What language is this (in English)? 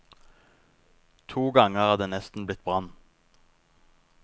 Norwegian